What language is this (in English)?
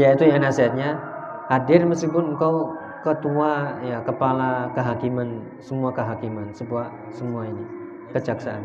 Indonesian